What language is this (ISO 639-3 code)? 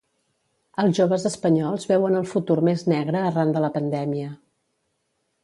cat